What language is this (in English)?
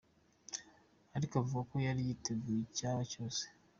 Kinyarwanda